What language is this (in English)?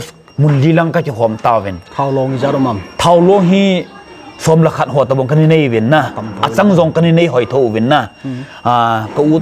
Thai